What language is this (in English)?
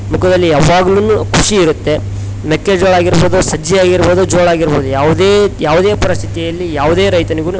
Kannada